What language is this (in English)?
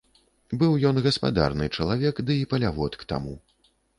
Belarusian